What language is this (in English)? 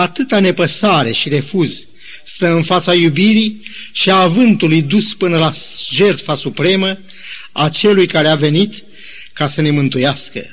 Romanian